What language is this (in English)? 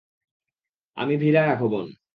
Bangla